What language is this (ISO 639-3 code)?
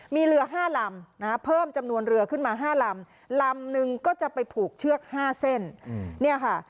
tha